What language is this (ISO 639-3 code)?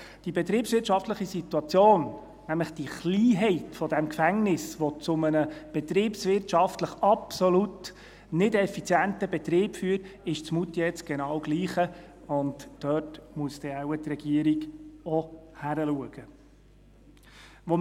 gsw